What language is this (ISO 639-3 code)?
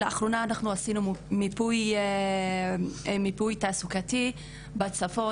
heb